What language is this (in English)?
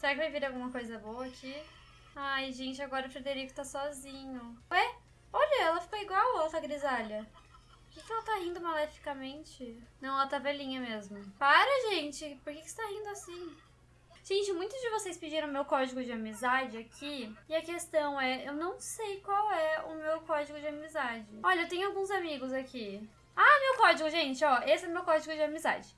Portuguese